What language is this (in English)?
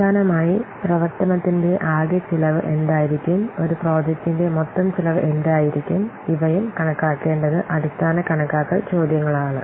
Malayalam